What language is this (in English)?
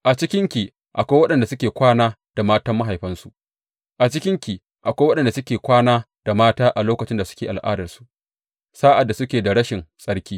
Hausa